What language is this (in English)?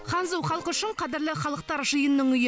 Kazakh